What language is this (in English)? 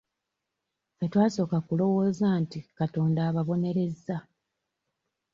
Ganda